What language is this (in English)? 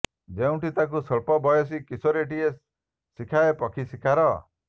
Odia